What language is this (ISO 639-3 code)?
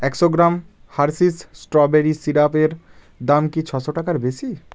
ben